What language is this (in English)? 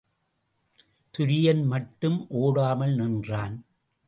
Tamil